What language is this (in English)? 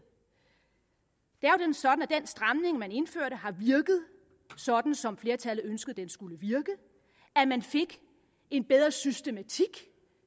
Danish